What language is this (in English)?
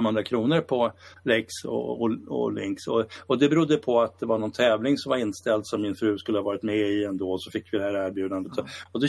Swedish